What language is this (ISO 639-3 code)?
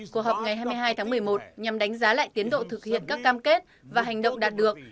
vie